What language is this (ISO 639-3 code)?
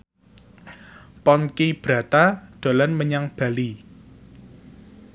jav